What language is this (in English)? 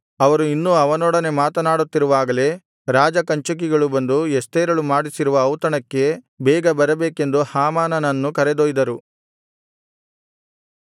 Kannada